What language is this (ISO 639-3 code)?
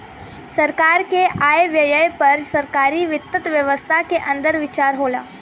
bho